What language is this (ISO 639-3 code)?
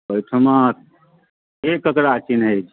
mai